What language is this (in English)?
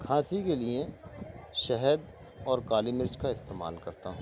Urdu